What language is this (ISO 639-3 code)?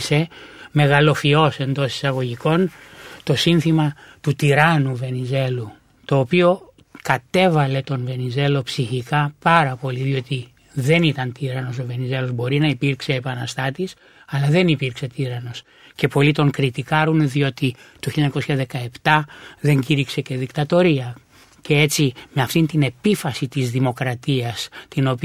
ell